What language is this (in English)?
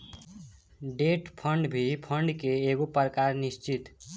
Bhojpuri